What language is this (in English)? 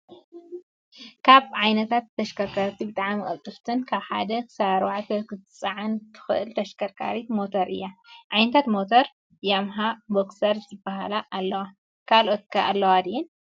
Tigrinya